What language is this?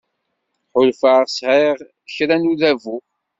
Kabyle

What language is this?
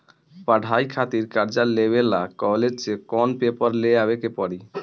Bhojpuri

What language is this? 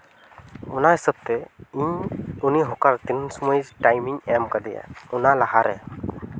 Santali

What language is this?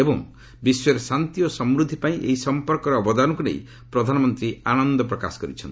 Odia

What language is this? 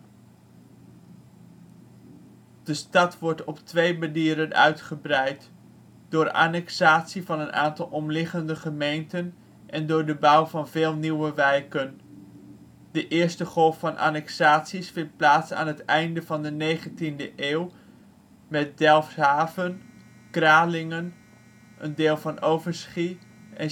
Dutch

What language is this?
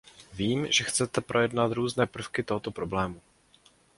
Czech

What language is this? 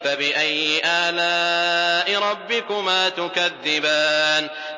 Arabic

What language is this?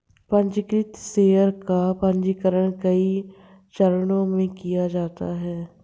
Hindi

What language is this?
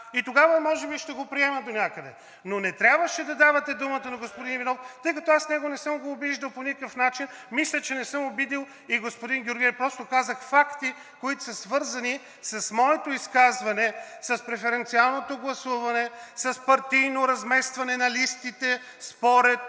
Bulgarian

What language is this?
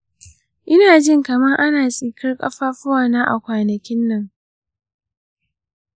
Hausa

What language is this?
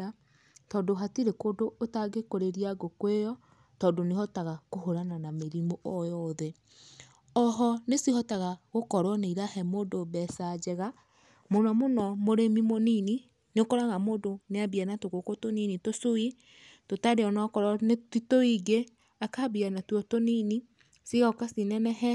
Kikuyu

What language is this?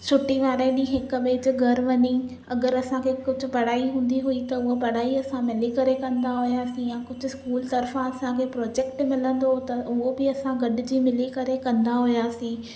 Sindhi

